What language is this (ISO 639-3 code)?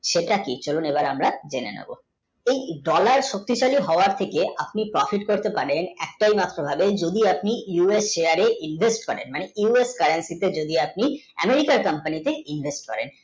ben